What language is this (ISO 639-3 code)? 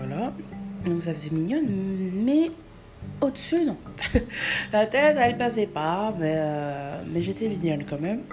fra